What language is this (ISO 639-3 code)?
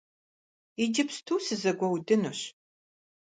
kbd